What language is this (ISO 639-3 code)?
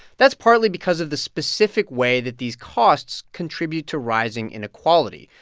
eng